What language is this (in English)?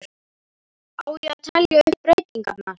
Icelandic